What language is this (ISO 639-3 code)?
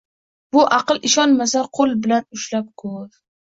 uzb